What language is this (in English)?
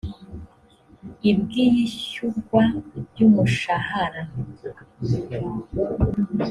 Kinyarwanda